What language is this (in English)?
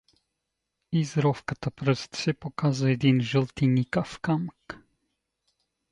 Bulgarian